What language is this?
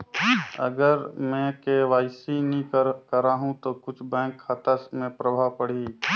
Chhattisgarhi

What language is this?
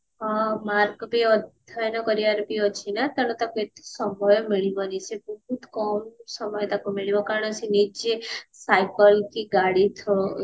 Odia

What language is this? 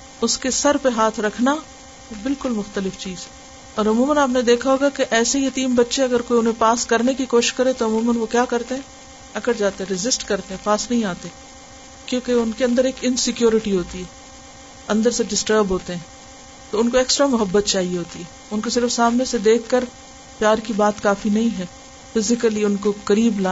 Urdu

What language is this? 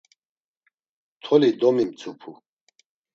Laz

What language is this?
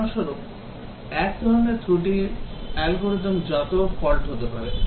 Bangla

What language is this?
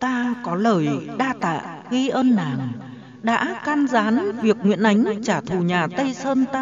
Vietnamese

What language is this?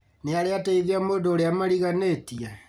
Kikuyu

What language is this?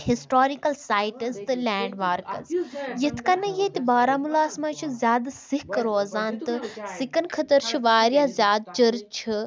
Kashmiri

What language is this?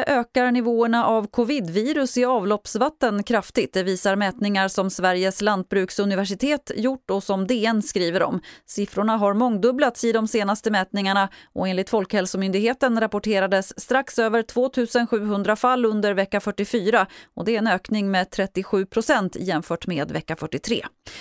Swedish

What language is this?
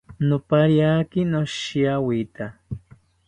South Ucayali Ashéninka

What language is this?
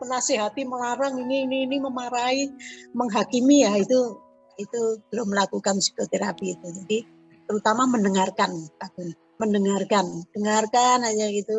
Indonesian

